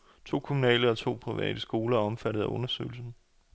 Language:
Danish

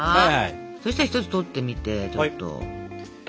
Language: Japanese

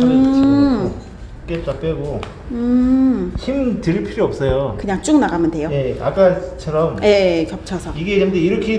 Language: Korean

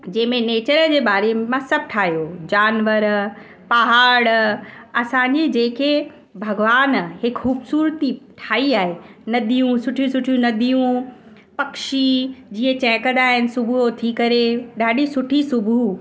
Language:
Sindhi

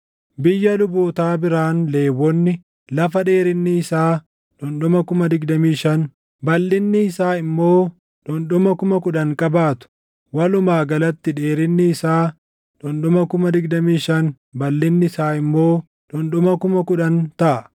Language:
Oromo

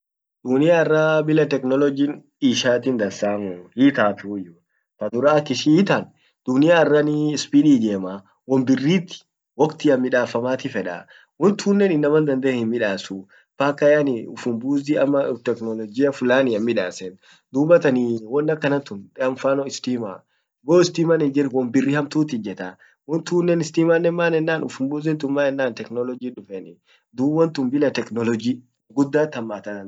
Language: Orma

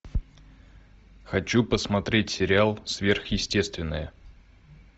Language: Russian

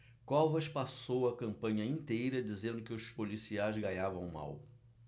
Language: Portuguese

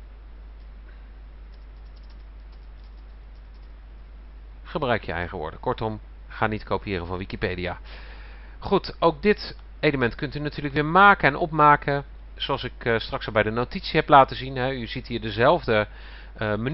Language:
Dutch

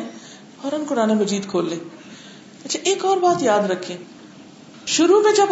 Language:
Urdu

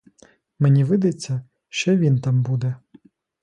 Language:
Ukrainian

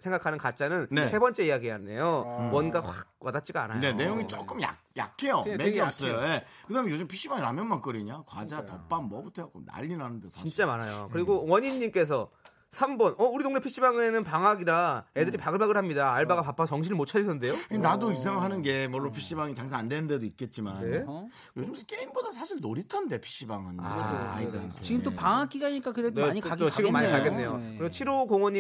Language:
Korean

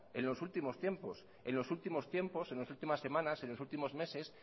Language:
Spanish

